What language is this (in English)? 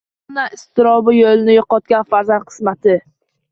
Uzbek